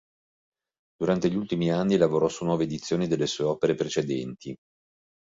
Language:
Italian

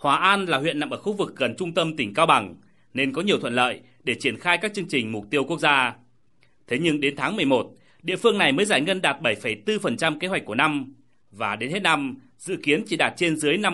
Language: Vietnamese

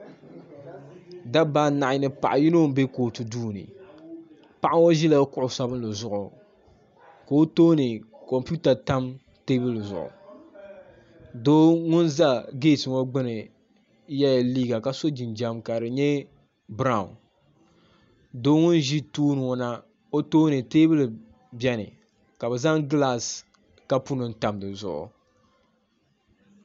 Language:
Dagbani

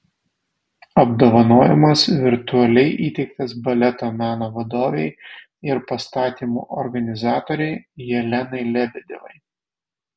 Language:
Lithuanian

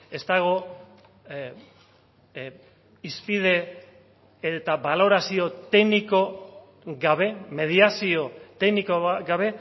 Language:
Basque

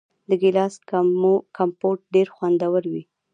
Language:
Pashto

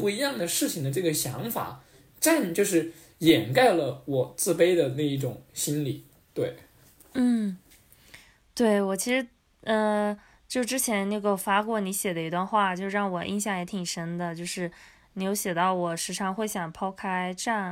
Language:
Chinese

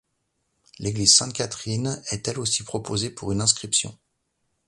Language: French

